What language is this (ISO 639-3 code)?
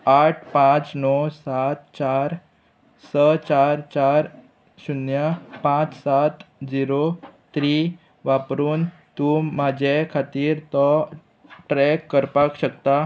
kok